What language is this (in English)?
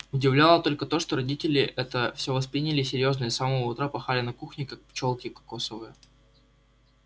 Russian